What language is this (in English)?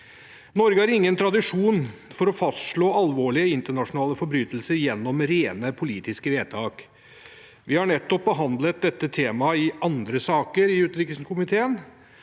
Norwegian